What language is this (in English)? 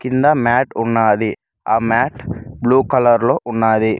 Telugu